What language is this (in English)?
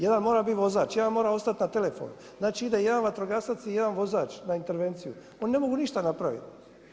Croatian